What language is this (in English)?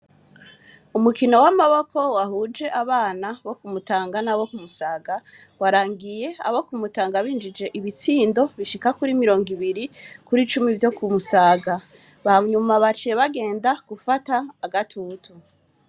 Rundi